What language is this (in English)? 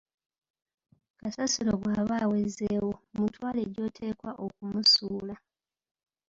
Ganda